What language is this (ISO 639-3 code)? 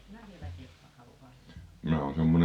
fin